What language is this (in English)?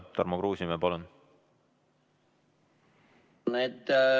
Estonian